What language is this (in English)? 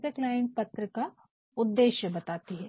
Hindi